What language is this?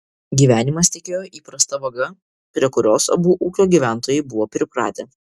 Lithuanian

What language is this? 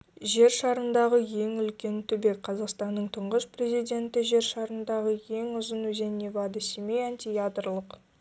Kazakh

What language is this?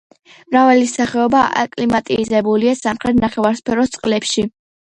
Georgian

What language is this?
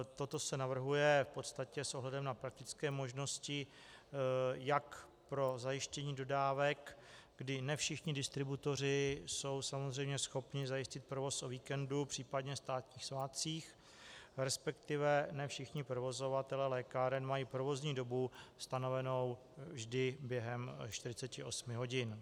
Czech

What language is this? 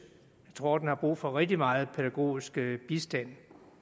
Danish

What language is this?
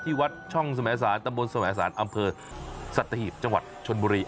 Thai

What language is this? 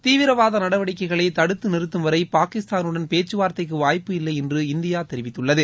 Tamil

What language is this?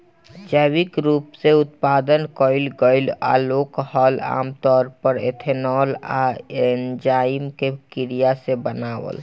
Bhojpuri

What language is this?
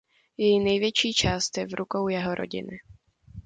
Czech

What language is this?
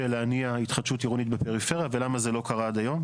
Hebrew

